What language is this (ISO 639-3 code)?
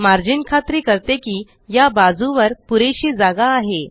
mar